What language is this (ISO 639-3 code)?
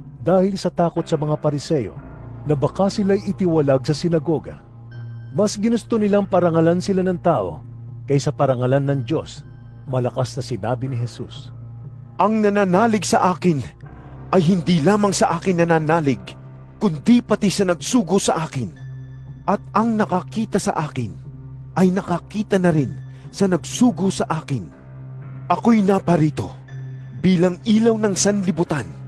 fil